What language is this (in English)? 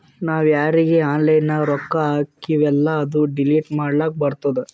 Kannada